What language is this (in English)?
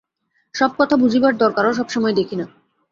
Bangla